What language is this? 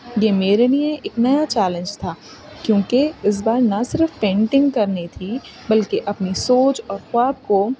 Urdu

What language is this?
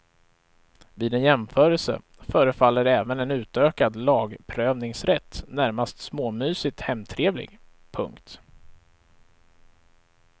Swedish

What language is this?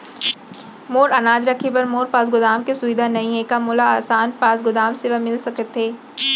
Chhattisgarhi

